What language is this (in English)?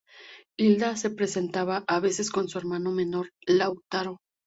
Spanish